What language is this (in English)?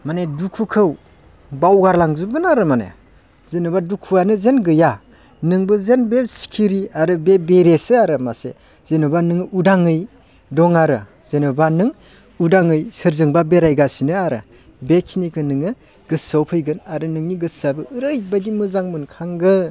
Bodo